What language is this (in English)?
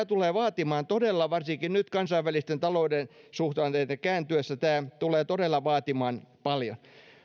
Finnish